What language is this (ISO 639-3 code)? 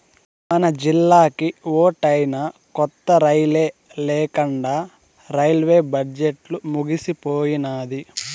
tel